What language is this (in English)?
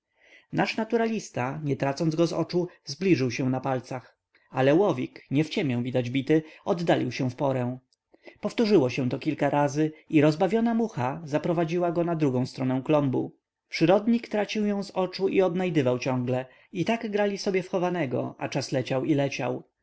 Polish